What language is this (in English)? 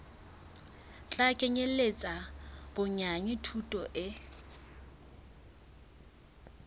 Southern Sotho